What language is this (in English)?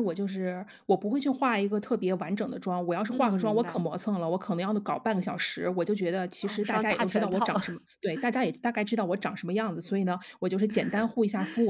Chinese